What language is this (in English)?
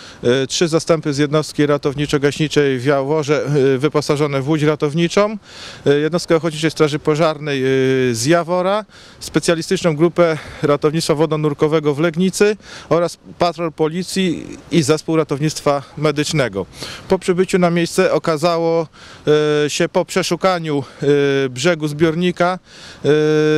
Polish